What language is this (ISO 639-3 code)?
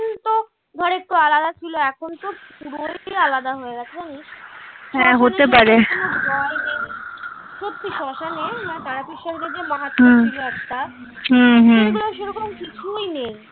ben